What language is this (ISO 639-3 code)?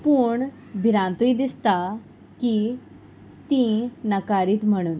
kok